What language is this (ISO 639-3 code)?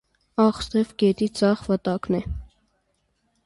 hye